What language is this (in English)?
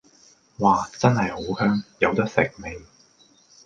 Cantonese